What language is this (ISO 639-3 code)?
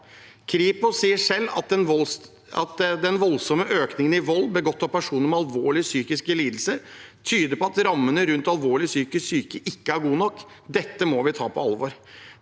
nor